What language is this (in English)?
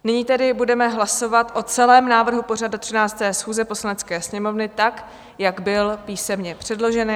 Czech